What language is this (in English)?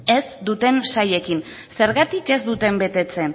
Basque